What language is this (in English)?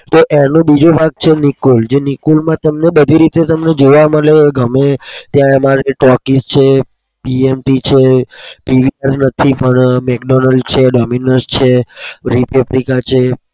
Gujarati